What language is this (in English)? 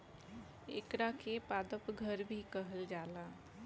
Bhojpuri